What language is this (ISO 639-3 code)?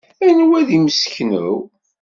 kab